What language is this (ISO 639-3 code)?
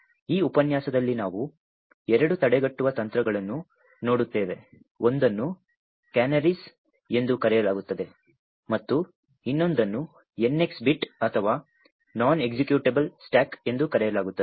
kan